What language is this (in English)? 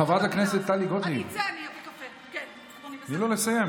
Hebrew